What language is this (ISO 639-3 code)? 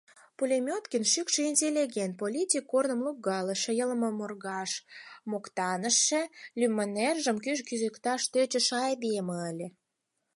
chm